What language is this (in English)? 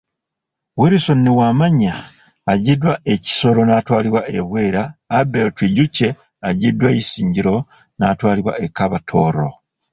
Ganda